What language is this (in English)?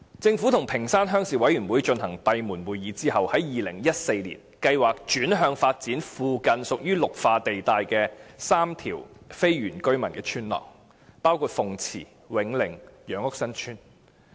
Cantonese